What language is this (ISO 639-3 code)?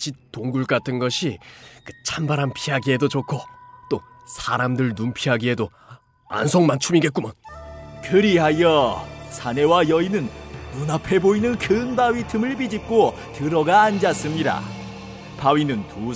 kor